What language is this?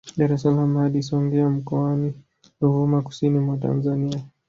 Swahili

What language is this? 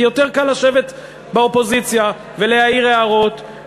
Hebrew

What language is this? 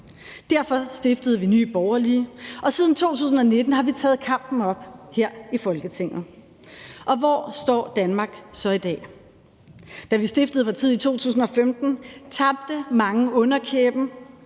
Danish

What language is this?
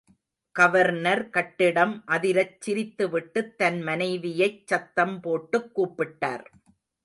Tamil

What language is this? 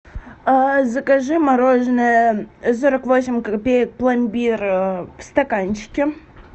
Russian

